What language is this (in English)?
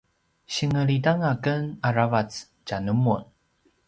Paiwan